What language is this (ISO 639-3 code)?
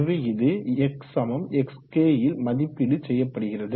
tam